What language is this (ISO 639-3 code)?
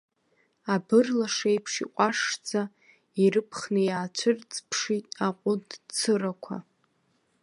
abk